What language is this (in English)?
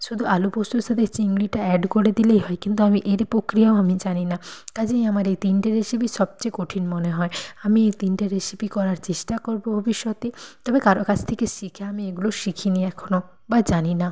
Bangla